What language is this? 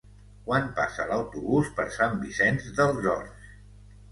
Catalan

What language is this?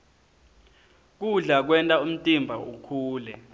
Swati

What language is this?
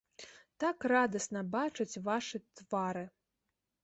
Belarusian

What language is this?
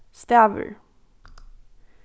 Faroese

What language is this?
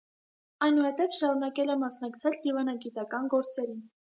Armenian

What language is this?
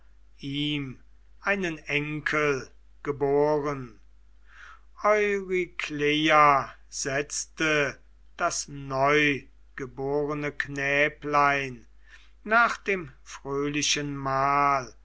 German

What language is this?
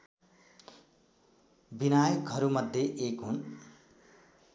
Nepali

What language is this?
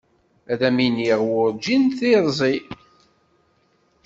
Kabyle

